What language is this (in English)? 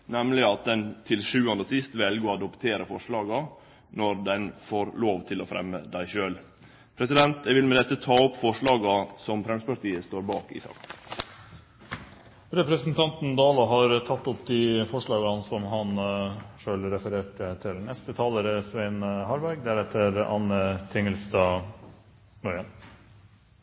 Norwegian